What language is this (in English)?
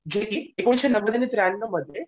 Marathi